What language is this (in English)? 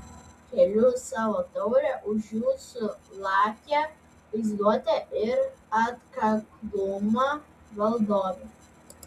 Lithuanian